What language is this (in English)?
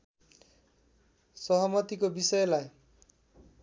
Nepali